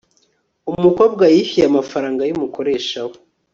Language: Kinyarwanda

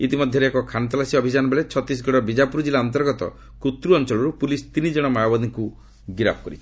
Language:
Odia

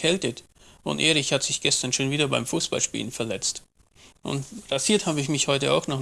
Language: German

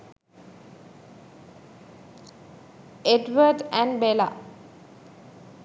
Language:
Sinhala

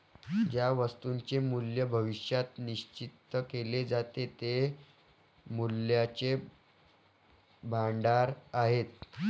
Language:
Marathi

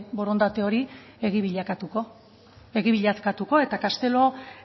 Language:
Basque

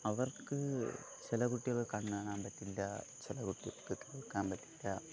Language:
Malayalam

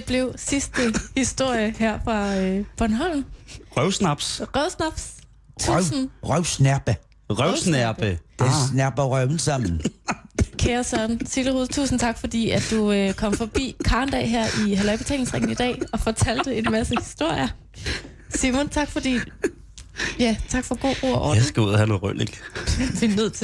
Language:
Danish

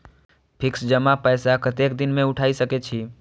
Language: Maithili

